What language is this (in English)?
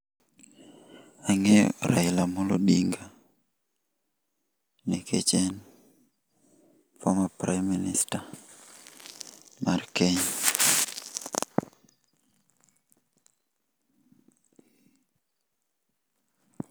Luo (Kenya and Tanzania)